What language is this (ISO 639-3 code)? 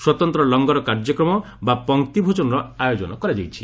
ori